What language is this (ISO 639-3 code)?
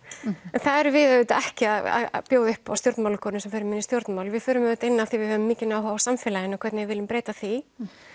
isl